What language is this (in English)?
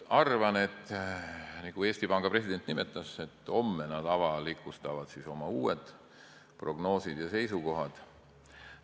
Estonian